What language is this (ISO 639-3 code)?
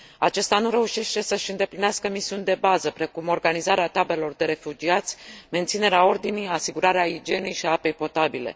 ron